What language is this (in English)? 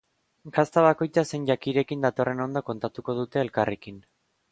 Basque